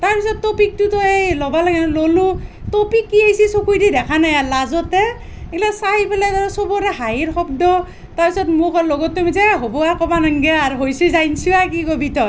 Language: Assamese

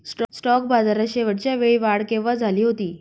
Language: Marathi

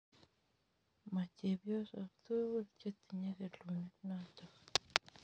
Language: Kalenjin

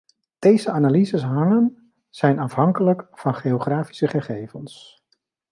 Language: Dutch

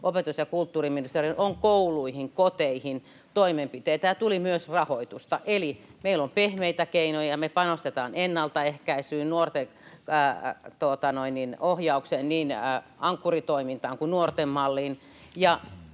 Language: Finnish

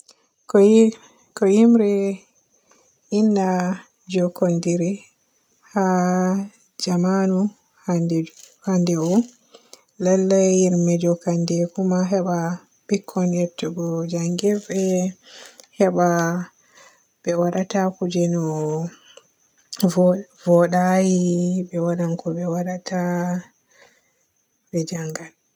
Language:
Borgu Fulfulde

